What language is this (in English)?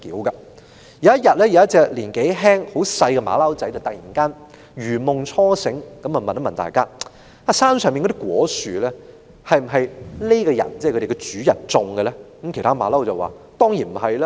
Cantonese